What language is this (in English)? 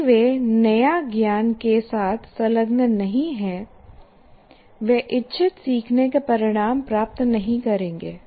Hindi